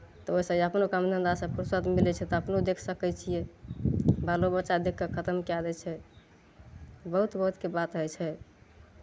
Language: Maithili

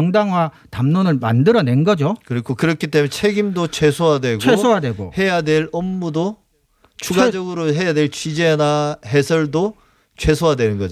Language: Korean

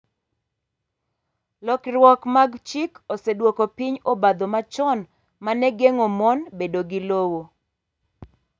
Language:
Luo (Kenya and Tanzania)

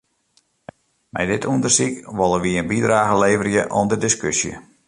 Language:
Western Frisian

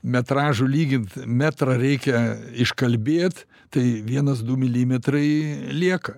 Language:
Lithuanian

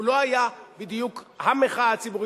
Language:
Hebrew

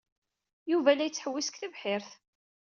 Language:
Kabyle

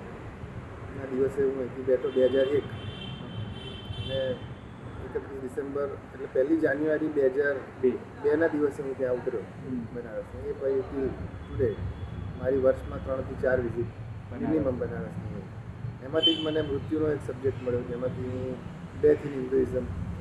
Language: Gujarati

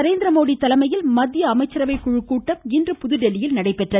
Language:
Tamil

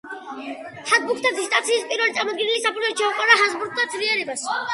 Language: Georgian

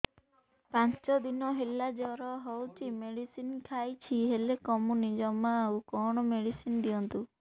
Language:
Odia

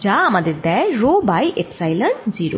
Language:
Bangla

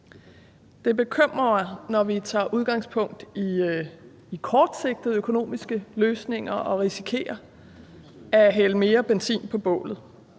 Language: Danish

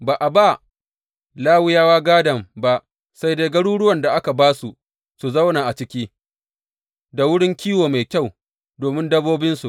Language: Hausa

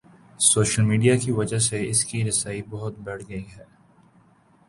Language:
Urdu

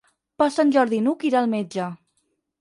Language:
Catalan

